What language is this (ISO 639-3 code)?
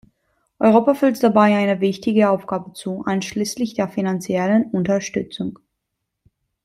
deu